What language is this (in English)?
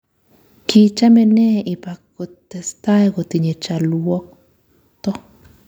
Kalenjin